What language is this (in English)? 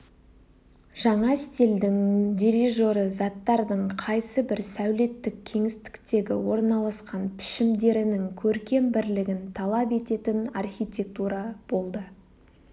Kazakh